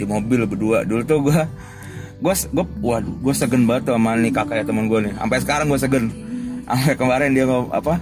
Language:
Indonesian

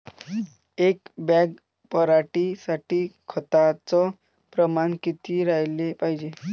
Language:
Marathi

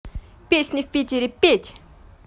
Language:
Russian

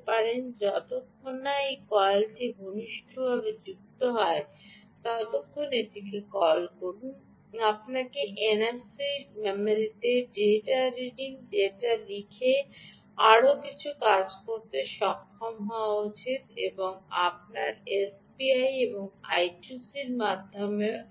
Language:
Bangla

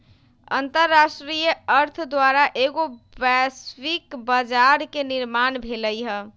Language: Magahi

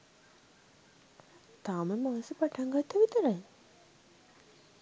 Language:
Sinhala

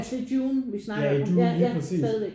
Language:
Danish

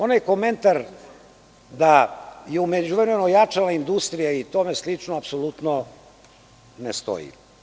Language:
Serbian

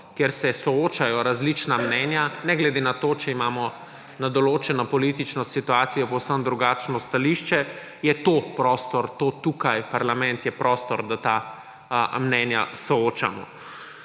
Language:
Slovenian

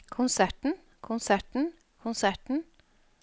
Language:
Norwegian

